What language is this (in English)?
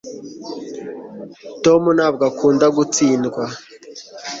Kinyarwanda